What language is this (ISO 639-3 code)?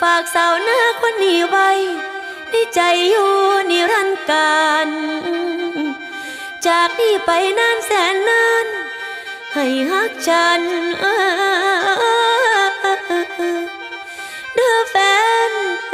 tha